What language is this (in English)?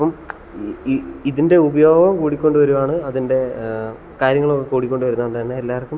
Malayalam